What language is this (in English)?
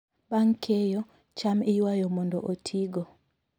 Luo (Kenya and Tanzania)